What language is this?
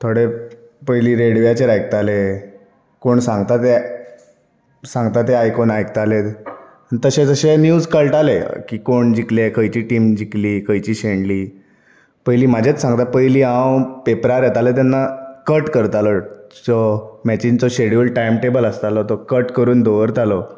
Konkani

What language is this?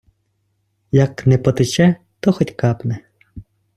Ukrainian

